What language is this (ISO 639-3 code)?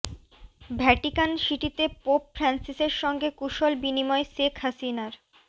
ben